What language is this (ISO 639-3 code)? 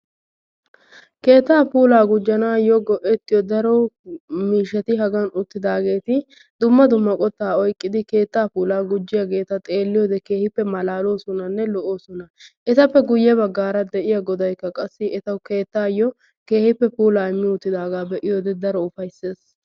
wal